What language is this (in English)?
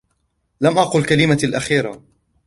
Arabic